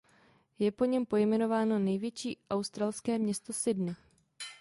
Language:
Czech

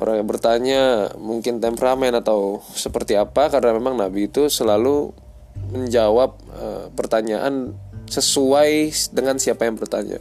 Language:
Indonesian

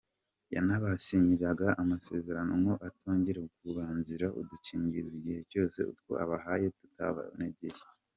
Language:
Kinyarwanda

